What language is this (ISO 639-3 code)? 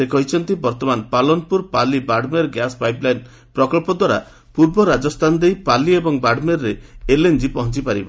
ori